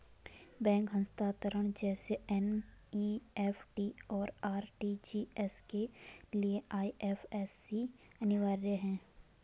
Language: Hindi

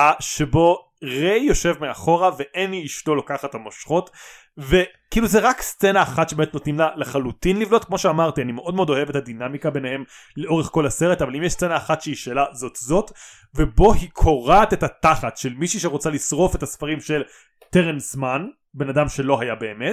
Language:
Hebrew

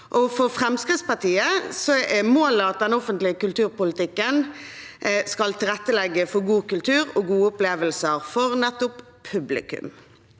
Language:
Norwegian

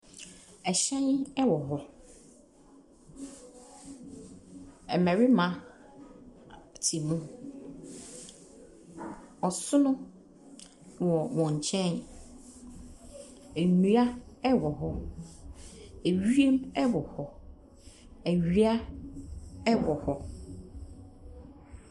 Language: Akan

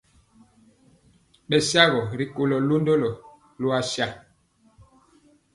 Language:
Mpiemo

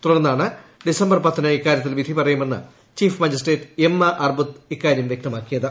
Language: Malayalam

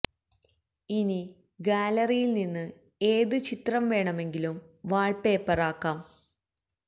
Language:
Malayalam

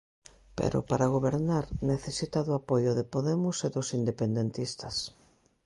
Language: Galician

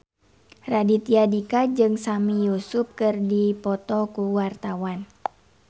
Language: Sundanese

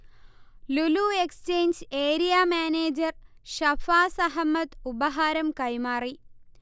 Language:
Malayalam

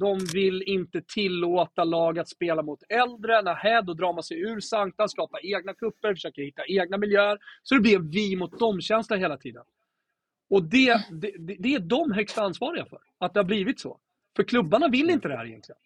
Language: Swedish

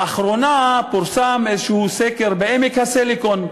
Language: Hebrew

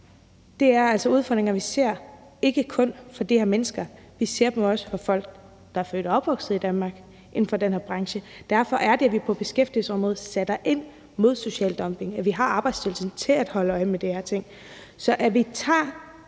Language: Danish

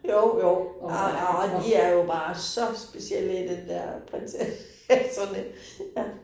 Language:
Danish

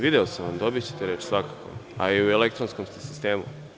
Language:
Serbian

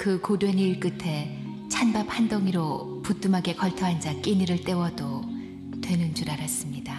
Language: Korean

